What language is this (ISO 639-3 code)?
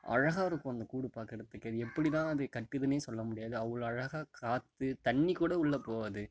tam